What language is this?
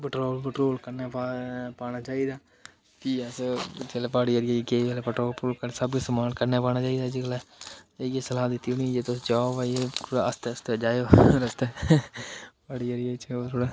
Dogri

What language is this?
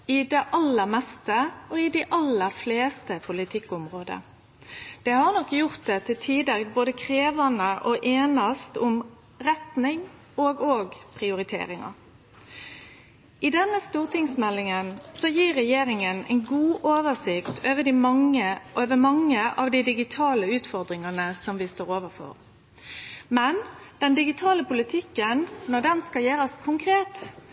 Norwegian Nynorsk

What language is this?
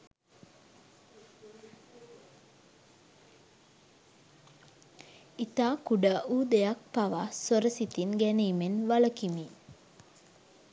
Sinhala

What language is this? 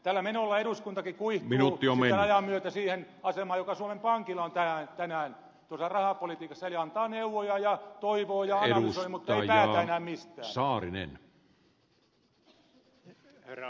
Finnish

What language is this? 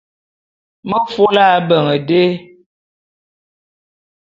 Bulu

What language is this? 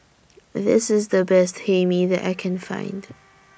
English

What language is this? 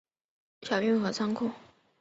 Chinese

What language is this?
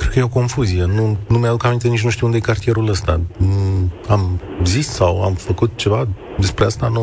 Romanian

